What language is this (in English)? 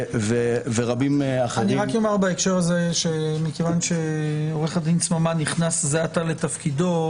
Hebrew